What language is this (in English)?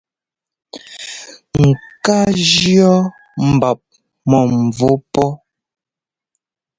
Ngomba